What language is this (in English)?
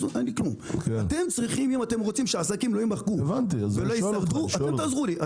Hebrew